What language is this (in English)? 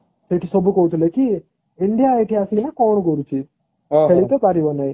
Odia